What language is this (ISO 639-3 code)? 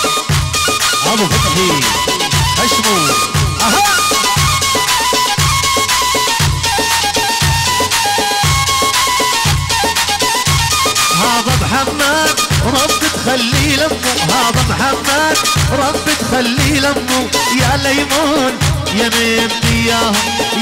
ara